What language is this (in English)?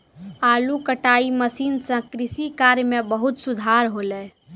Maithili